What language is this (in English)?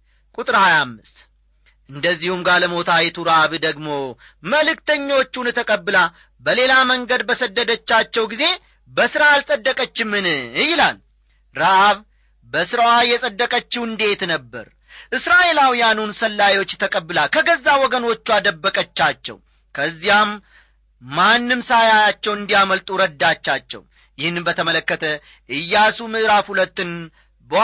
Amharic